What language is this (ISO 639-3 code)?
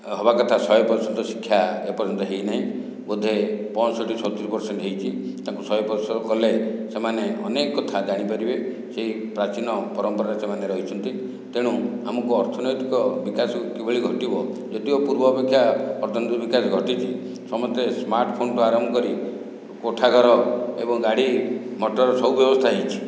ori